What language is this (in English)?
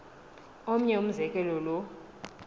Xhosa